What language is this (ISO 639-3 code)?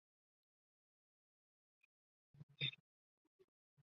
zho